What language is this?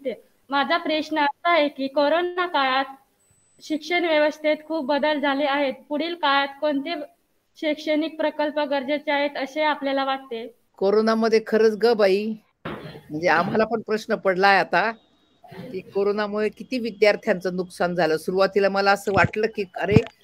Marathi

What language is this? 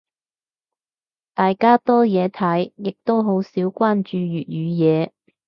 Cantonese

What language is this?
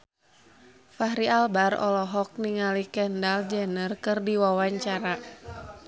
Sundanese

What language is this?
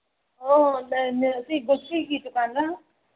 Manipuri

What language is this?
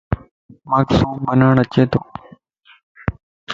Lasi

